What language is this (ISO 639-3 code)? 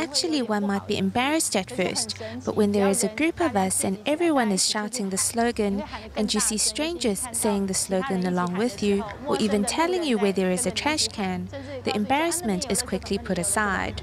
eng